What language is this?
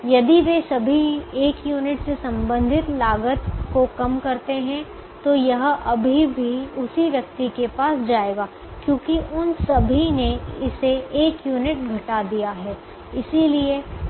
Hindi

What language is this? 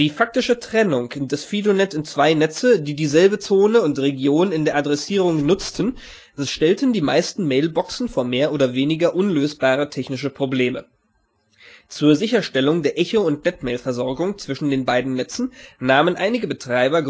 German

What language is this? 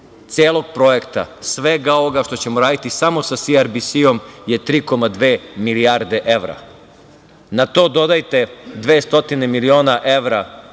Serbian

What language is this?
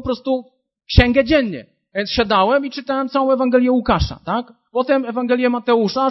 Polish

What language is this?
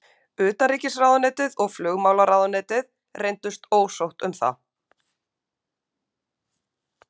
Icelandic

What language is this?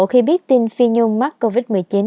Vietnamese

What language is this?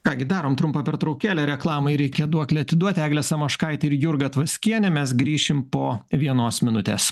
Lithuanian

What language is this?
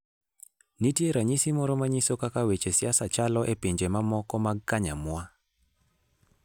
Luo (Kenya and Tanzania)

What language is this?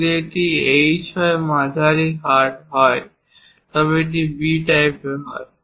Bangla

